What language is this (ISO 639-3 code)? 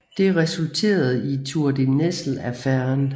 dan